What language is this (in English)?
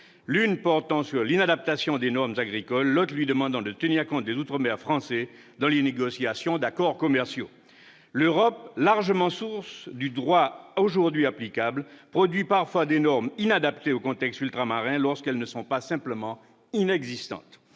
French